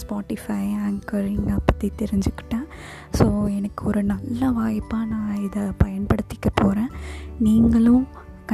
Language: Tamil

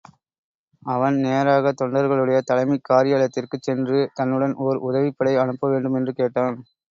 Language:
Tamil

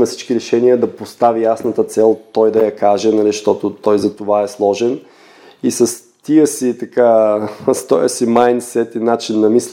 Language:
Bulgarian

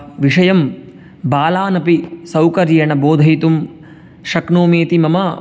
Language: Sanskrit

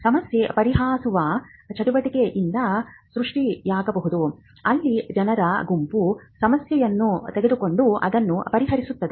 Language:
Kannada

